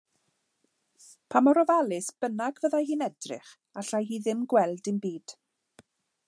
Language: Welsh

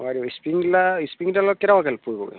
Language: Assamese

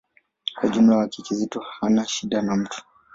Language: Swahili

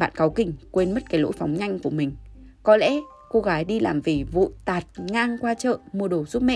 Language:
Vietnamese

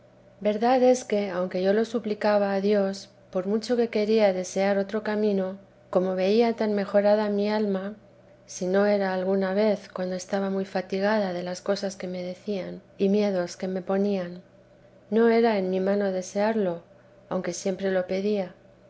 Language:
Spanish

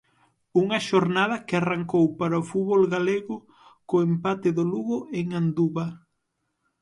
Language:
Galician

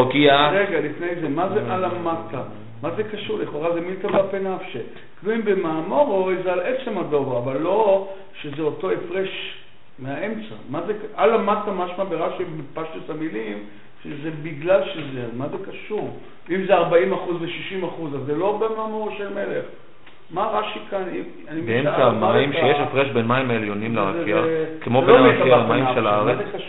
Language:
Hebrew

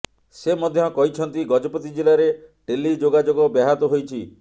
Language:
Odia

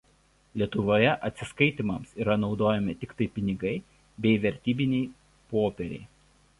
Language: Lithuanian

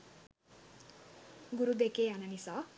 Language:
Sinhala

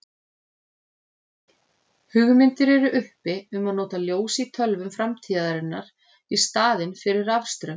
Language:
Icelandic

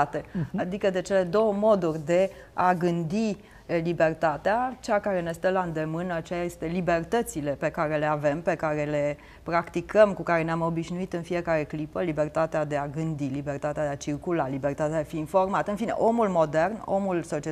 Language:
Romanian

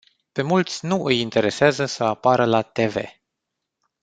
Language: Romanian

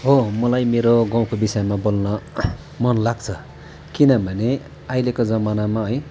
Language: Nepali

